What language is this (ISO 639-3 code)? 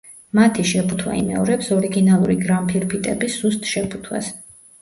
kat